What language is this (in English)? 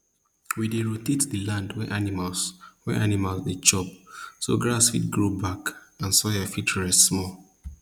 Nigerian Pidgin